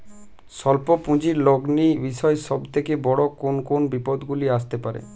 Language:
Bangla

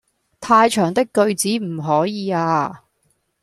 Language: Cantonese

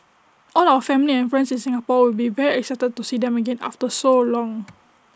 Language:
English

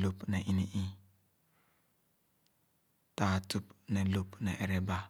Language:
Khana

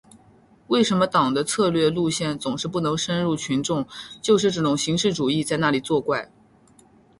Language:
Chinese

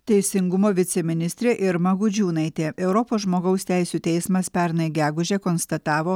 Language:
Lithuanian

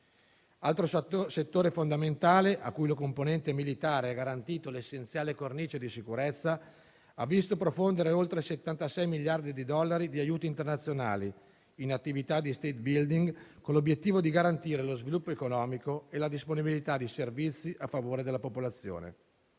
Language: Italian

